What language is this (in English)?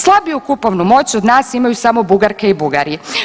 Croatian